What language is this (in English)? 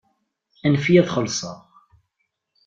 Kabyle